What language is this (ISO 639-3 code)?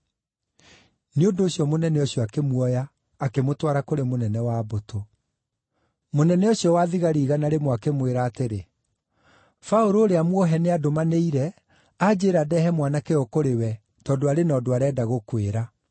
kik